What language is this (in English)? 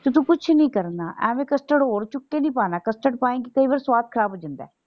Punjabi